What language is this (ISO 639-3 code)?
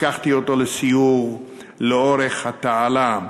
heb